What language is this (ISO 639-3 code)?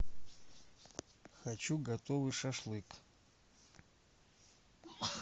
rus